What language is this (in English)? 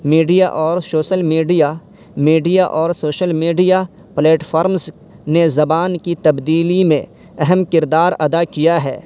Urdu